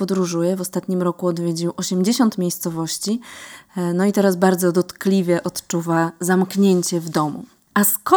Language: Polish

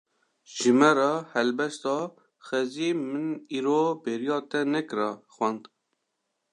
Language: Kurdish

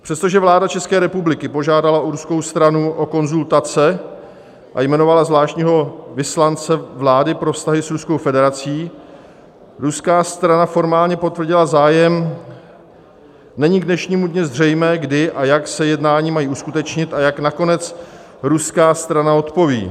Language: Czech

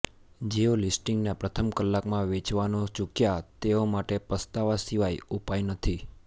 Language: Gujarati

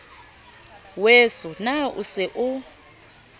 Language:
Southern Sotho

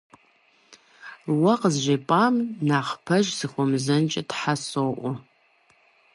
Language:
Kabardian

